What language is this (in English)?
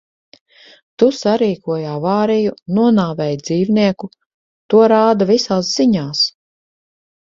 Latvian